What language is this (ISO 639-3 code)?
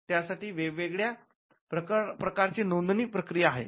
mar